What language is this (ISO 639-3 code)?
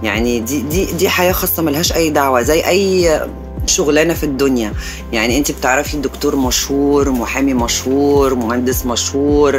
ara